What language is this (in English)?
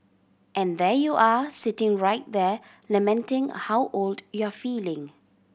English